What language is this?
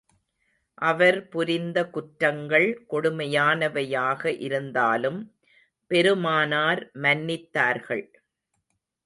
Tamil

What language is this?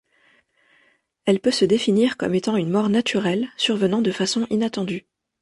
French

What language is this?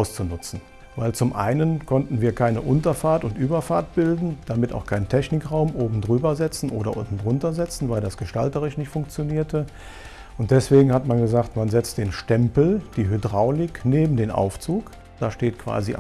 German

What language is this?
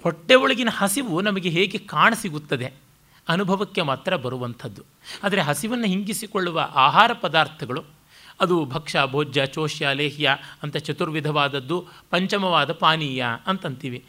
Kannada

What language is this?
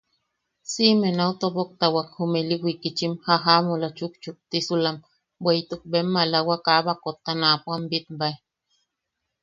Yaqui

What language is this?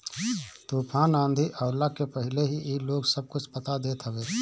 Bhojpuri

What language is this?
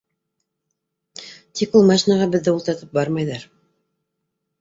Bashkir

